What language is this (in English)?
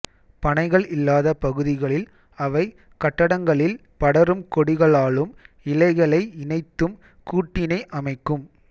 Tamil